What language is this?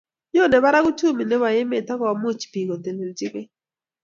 Kalenjin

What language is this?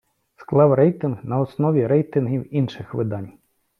Ukrainian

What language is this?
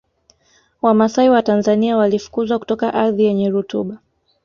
Swahili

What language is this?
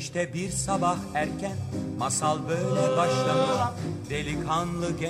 Turkish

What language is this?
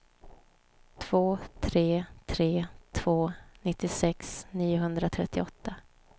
Swedish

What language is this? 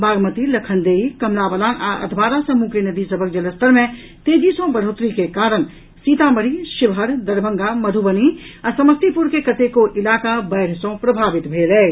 Maithili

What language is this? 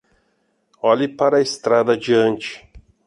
Portuguese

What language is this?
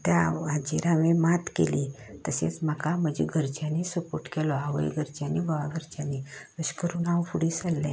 Konkani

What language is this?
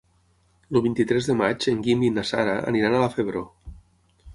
Catalan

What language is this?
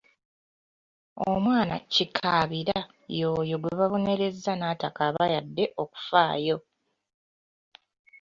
Ganda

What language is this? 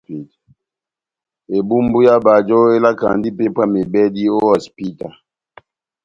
Batanga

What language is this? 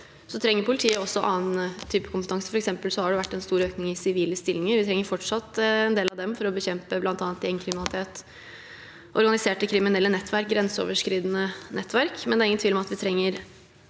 Norwegian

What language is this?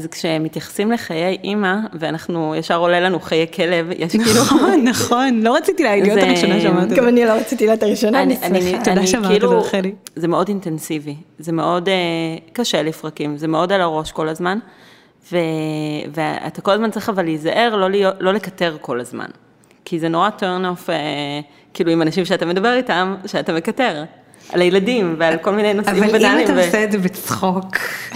Hebrew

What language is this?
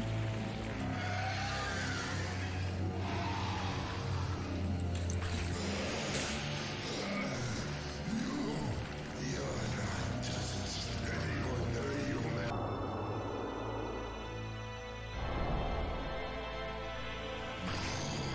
Indonesian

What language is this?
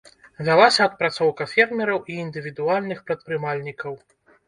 Belarusian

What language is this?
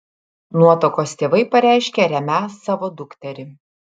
Lithuanian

